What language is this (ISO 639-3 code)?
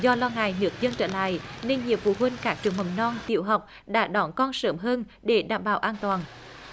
vie